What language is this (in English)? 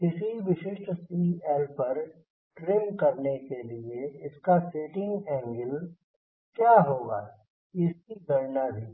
Hindi